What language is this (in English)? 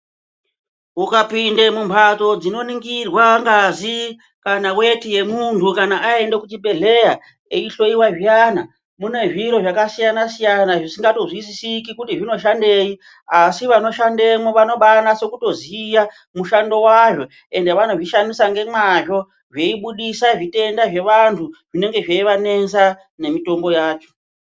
Ndau